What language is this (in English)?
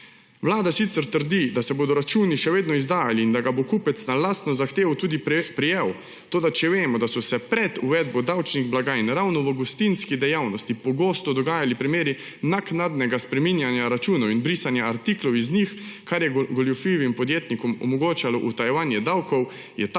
Slovenian